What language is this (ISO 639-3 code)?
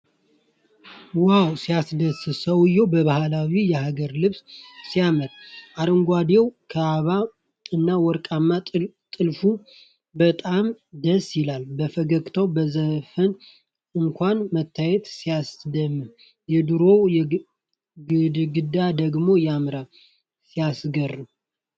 amh